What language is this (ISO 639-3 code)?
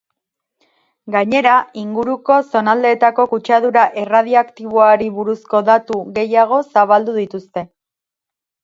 eus